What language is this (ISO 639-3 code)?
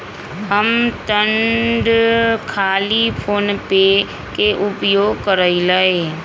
mag